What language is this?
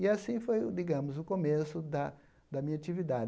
Portuguese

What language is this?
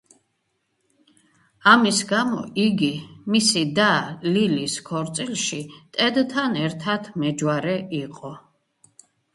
Georgian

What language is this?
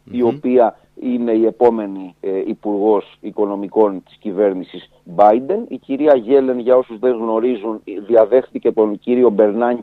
Greek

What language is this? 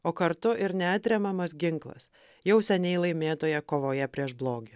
Lithuanian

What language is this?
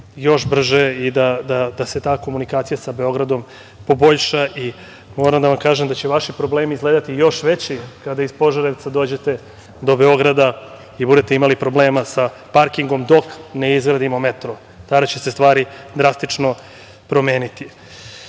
Serbian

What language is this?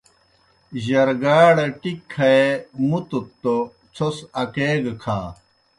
Kohistani Shina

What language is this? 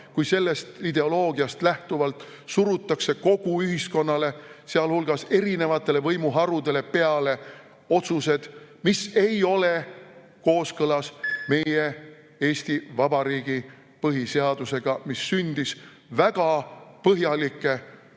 Estonian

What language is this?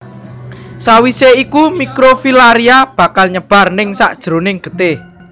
Javanese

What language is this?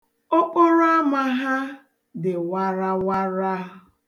Igbo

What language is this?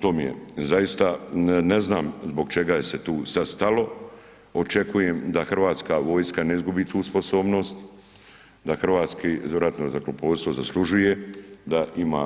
Croatian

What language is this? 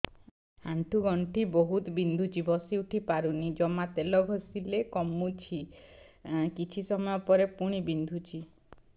Odia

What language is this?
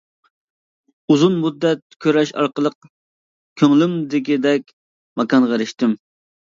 Uyghur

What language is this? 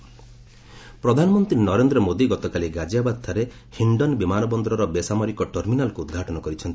Odia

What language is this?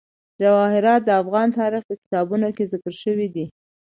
Pashto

